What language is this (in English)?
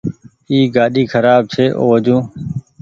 Goaria